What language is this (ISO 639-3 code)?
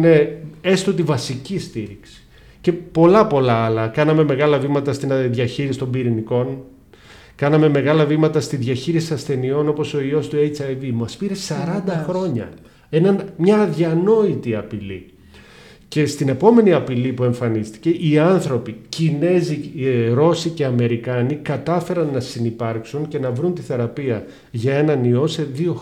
ell